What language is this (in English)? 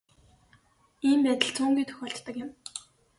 Mongolian